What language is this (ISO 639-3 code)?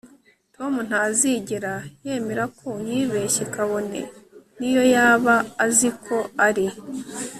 kin